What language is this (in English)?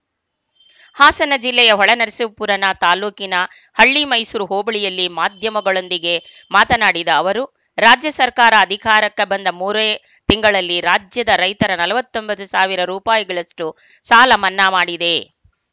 Kannada